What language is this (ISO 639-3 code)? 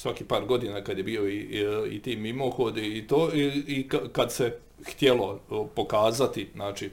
hrv